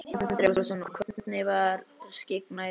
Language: Icelandic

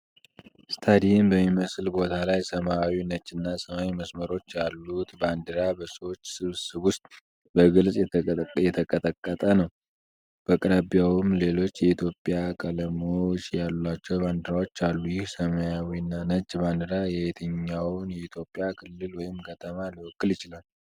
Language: Amharic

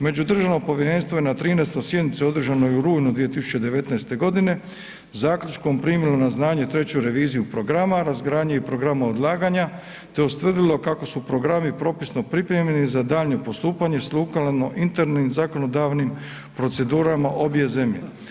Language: Croatian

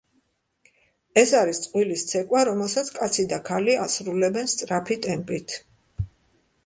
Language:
Georgian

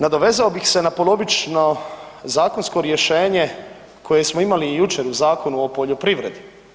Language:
Croatian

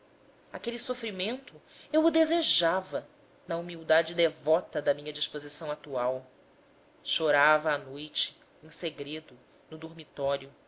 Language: Portuguese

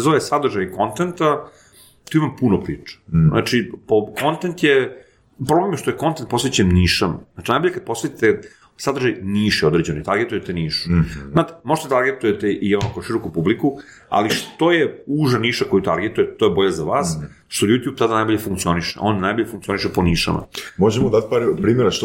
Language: Croatian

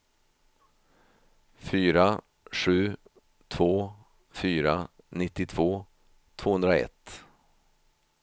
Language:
Swedish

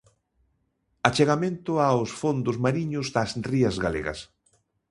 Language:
Galician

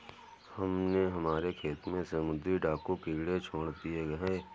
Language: Hindi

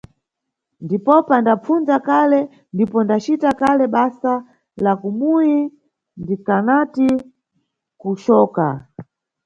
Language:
Nyungwe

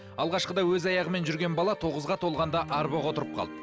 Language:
Kazakh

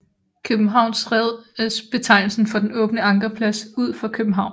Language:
Danish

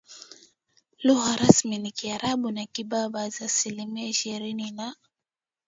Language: Swahili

